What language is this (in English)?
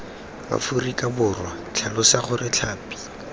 Tswana